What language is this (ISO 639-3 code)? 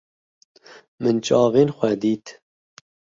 kur